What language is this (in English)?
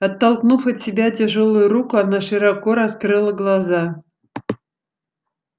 Russian